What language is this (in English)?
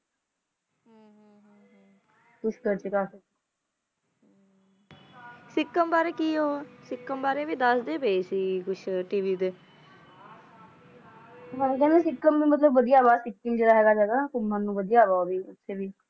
Punjabi